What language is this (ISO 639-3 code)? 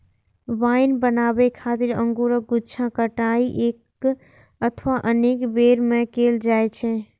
mai